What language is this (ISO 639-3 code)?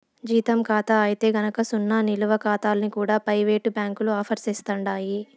tel